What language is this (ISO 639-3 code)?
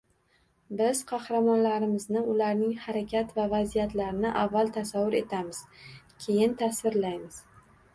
uzb